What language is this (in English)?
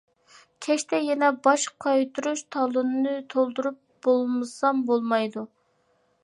Uyghur